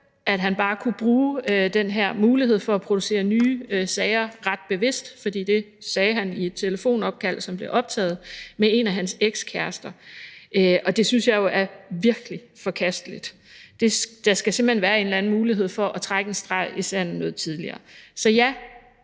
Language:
Danish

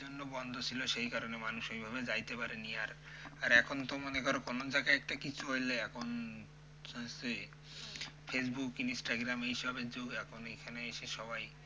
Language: Bangla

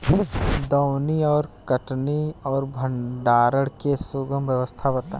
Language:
Bhojpuri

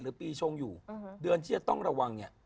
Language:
Thai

